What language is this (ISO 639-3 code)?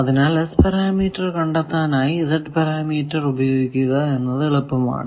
mal